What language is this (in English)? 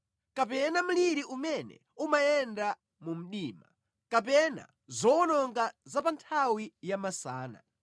Nyanja